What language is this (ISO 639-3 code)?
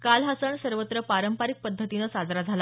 mar